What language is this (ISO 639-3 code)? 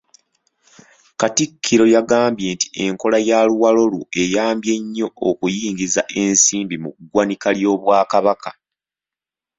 lug